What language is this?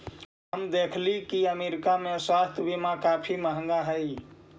Magahi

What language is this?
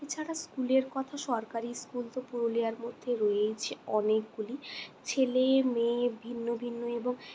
Bangla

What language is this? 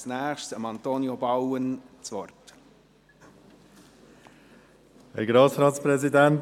Swiss German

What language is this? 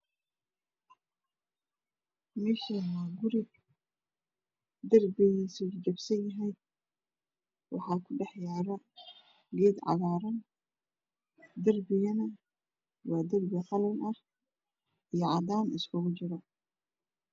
Somali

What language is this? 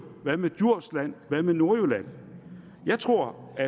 Danish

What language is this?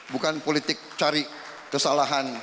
Indonesian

